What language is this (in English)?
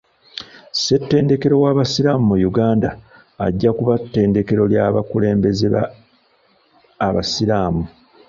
Ganda